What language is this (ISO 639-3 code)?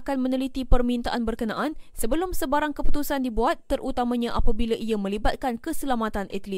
msa